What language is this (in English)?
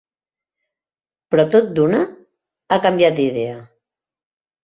Catalan